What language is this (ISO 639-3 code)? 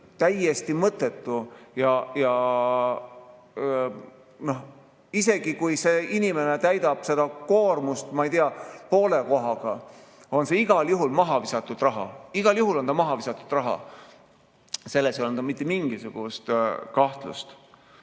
est